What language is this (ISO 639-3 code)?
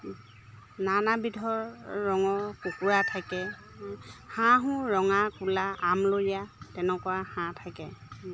asm